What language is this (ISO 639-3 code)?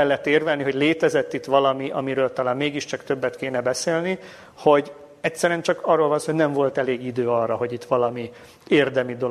hun